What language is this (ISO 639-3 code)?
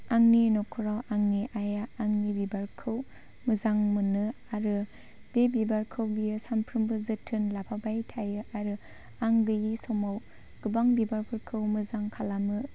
brx